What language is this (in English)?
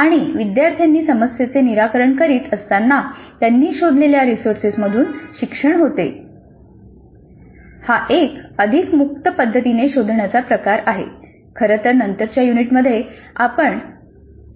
Marathi